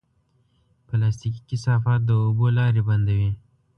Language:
Pashto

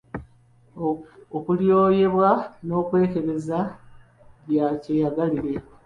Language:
Ganda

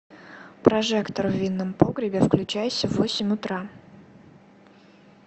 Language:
Russian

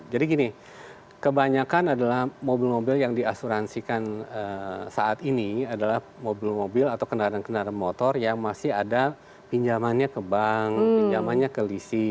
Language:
Indonesian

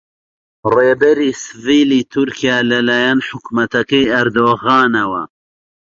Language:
Central Kurdish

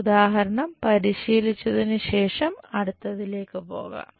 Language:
Malayalam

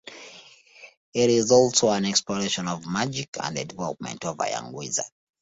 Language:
English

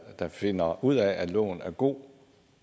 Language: Danish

